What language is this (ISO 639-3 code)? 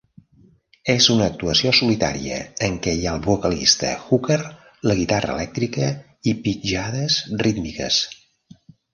cat